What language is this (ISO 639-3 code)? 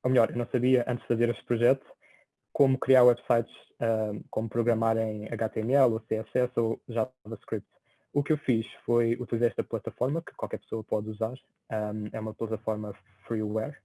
por